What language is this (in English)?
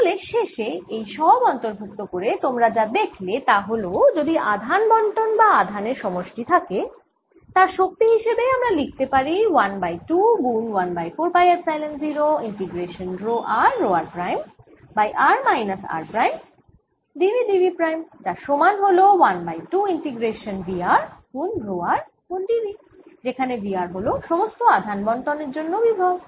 Bangla